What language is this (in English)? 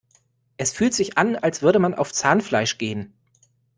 German